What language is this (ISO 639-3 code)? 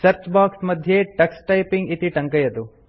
san